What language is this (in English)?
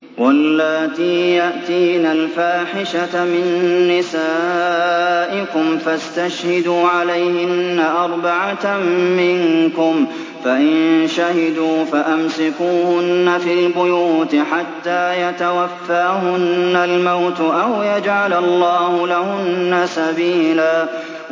Arabic